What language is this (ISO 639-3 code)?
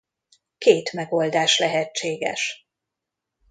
hun